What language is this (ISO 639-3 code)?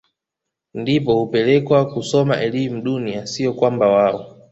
swa